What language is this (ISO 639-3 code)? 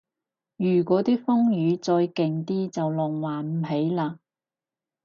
yue